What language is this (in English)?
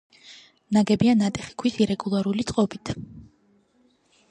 Georgian